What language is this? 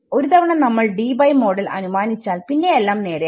Malayalam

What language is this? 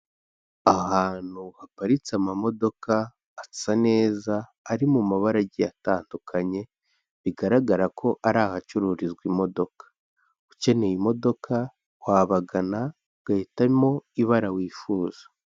Kinyarwanda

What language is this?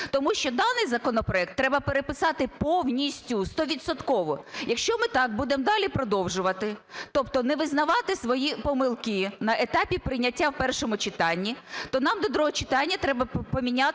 Ukrainian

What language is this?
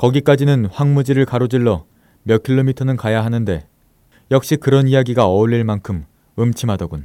Korean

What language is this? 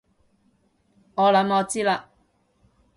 Cantonese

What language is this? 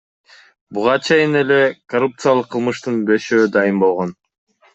Kyrgyz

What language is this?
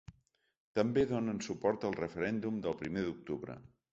Catalan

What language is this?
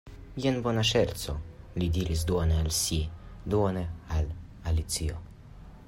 Esperanto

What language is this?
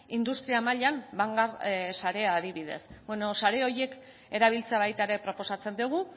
Basque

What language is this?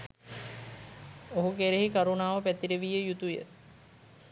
Sinhala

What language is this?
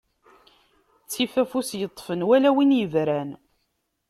Kabyle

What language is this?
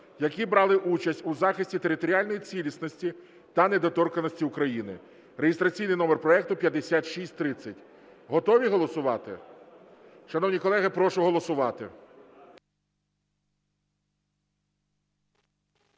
Ukrainian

